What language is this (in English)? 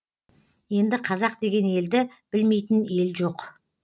Kazakh